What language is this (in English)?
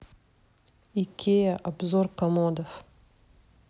Russian